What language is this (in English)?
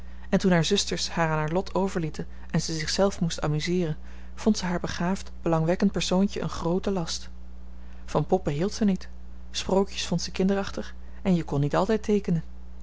Dutch